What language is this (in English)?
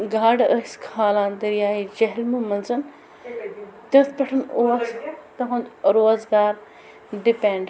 Kashmiri